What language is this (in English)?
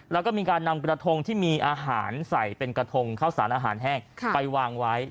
Thai